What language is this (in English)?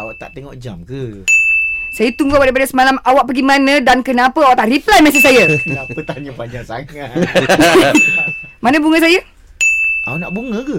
Malay